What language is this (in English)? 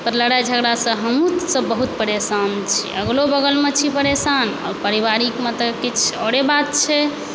Maithili